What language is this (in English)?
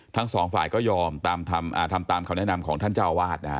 Thai